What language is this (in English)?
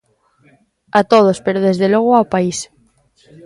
Galician